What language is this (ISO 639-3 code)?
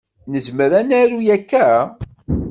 kab